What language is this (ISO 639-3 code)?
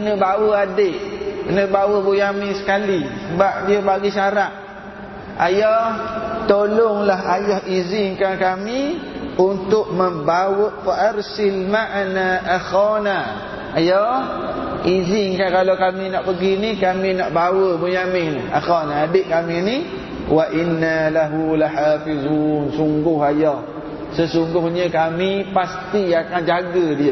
msa